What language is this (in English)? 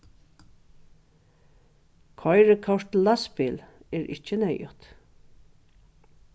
Faroese